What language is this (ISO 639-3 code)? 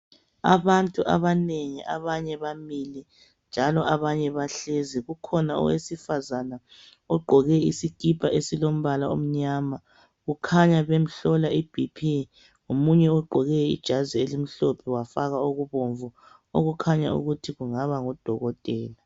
nde